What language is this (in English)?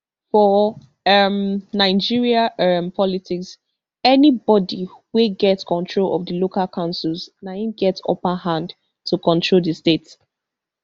Nigerian Pidgin